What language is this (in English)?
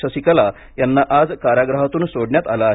Marathi